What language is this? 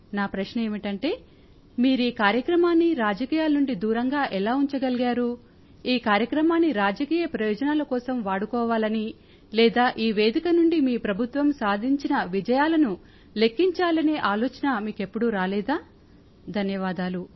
Telugu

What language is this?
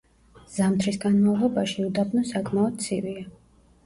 Georgian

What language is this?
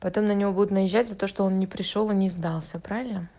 Russian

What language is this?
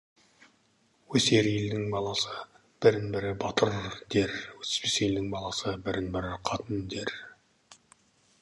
Kazakh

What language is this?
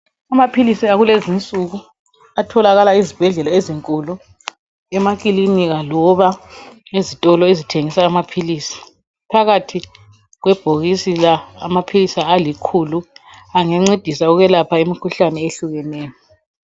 North Ndebele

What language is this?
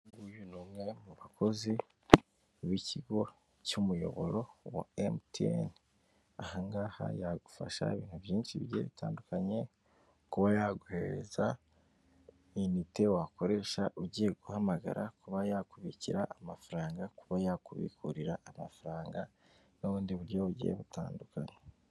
Kinyarwanda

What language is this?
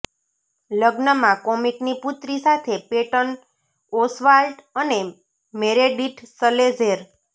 Gujarati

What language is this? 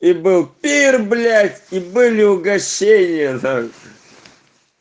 Russian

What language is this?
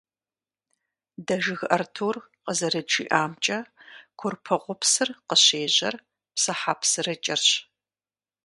Kabardian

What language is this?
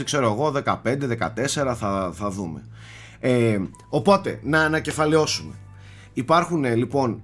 Greek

